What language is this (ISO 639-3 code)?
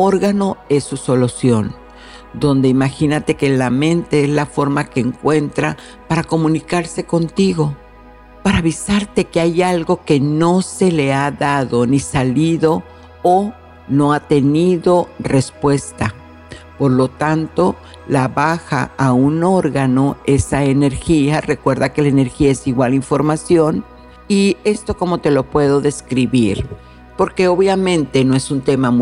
spa